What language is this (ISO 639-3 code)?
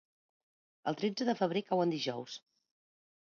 cat